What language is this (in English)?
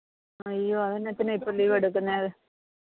Malayalam